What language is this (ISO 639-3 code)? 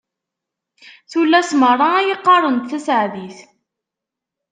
kab